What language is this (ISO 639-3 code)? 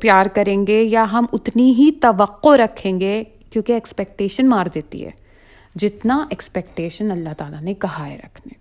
urd